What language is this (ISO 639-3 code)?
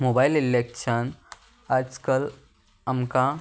kok